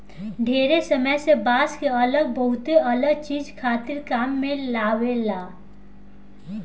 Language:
Bhojpuri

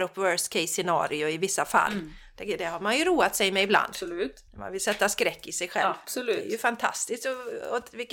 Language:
Swedish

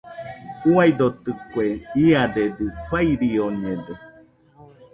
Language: Nüpode Huitoto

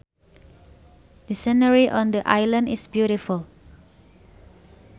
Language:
Sundanese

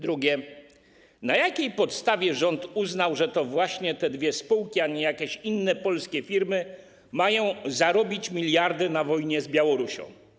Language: Polish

